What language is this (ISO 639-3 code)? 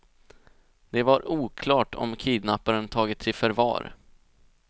swe